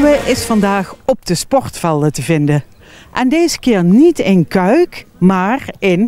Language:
Dutch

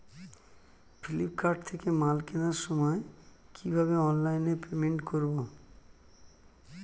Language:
Bangla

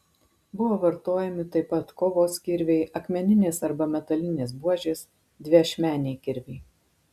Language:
Lithuanian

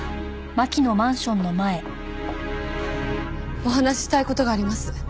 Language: Japanese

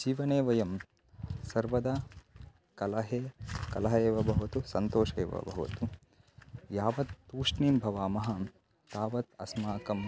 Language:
Sanskrit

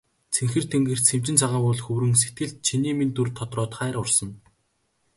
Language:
Mongolian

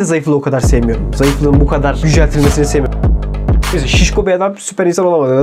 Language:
Turkish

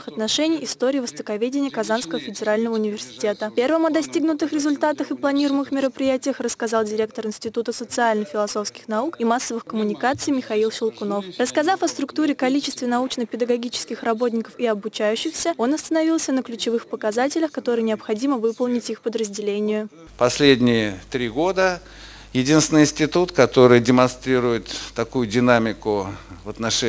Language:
Russian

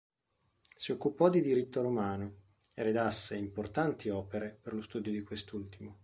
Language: Italian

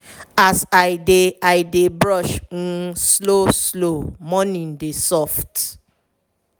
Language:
Nigerian Pidgin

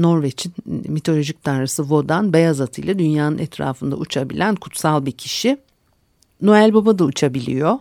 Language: Turkish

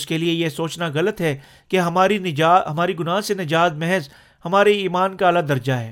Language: Urdu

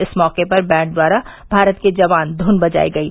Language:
Hindi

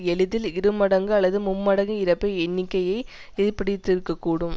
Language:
Tamil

